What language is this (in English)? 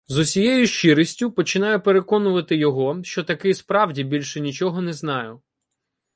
Ukrainian